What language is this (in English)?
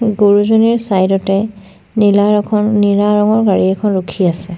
Assamese